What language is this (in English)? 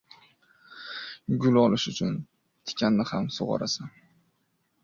Uzbek